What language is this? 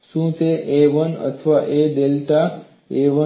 Gujarati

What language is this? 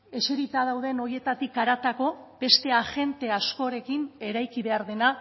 Basque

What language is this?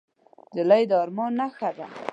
Pashto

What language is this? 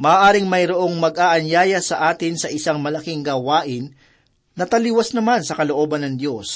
Filipino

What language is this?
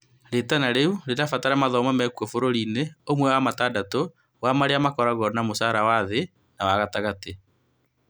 Kikuyu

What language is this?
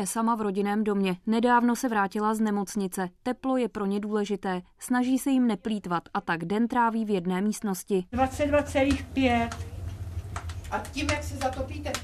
Czech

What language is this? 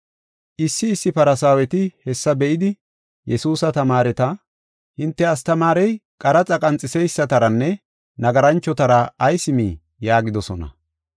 Gofa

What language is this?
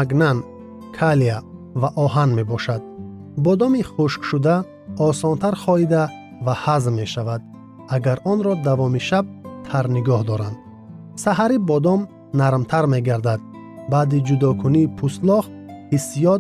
Persian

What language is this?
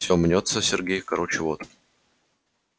Russian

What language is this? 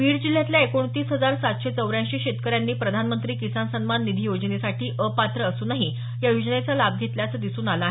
Marathi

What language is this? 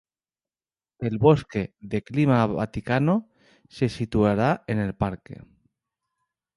Spanish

